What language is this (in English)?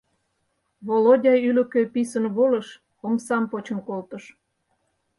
Mari